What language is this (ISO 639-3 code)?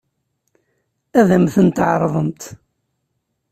kab